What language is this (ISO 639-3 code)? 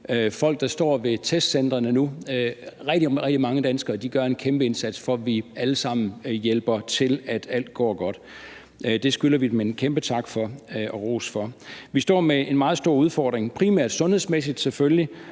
dan